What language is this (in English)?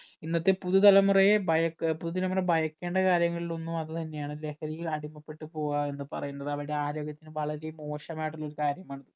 Malayalam